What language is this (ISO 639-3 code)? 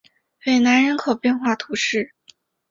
zho